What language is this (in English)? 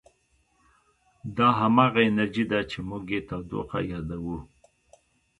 Pashto